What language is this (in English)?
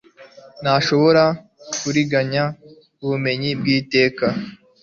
Kinyarwanda